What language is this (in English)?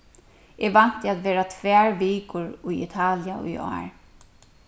Faroese